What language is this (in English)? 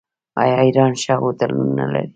Pashto